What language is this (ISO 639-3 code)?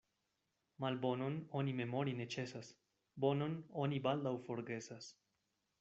epo